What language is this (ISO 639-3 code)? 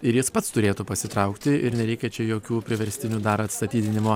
lit